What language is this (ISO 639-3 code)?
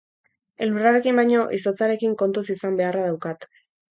eus